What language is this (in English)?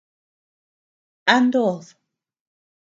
Tepeuxila Cuicatec